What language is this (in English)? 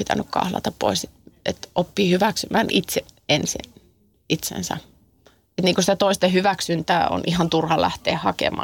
Finnish